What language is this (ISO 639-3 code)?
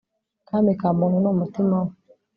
kin